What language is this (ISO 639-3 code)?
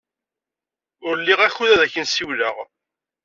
kab